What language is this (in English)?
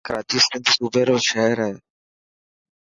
Dhatki